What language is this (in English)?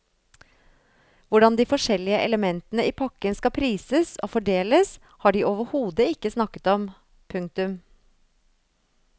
Norwegian